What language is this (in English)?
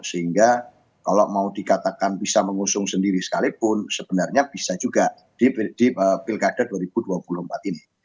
Indonesian